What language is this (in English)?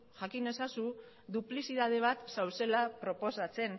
Basque